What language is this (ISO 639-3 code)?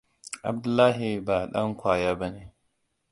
hau